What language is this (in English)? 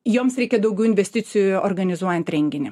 Lithuanian